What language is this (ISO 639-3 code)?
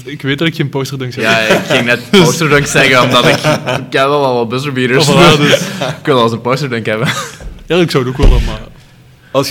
nld